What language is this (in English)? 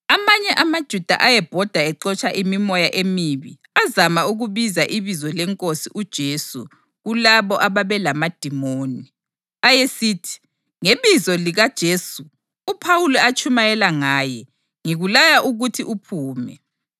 North Ndebele